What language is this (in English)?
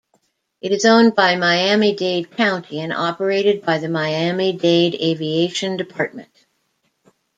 English